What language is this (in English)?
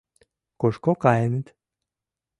Mari